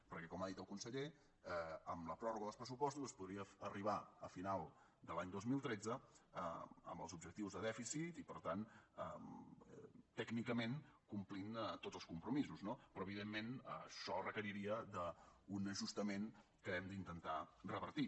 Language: Catalan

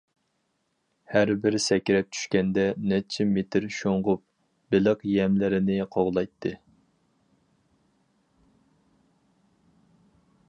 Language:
Uyghur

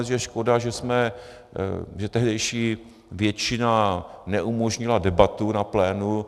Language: Czech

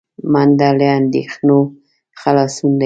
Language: Pashto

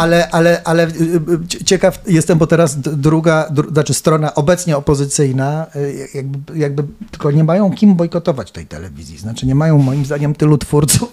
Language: Polish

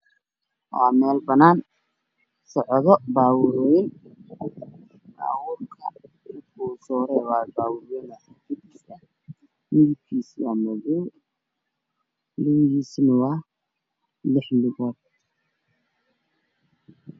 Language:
Somali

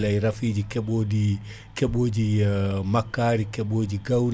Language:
Fula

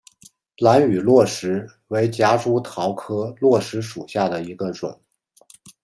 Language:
Chinese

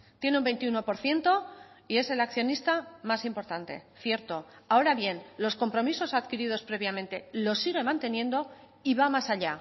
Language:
Spanish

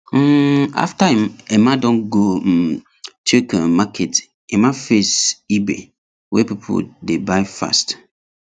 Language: Nigerian Pidgin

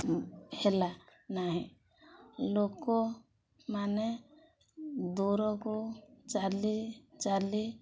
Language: Odia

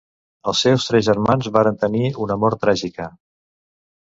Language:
Catalan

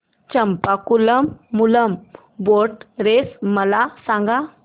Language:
Marathi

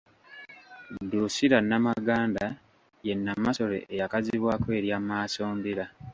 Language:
Ganda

